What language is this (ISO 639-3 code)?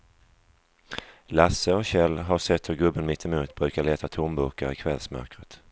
swe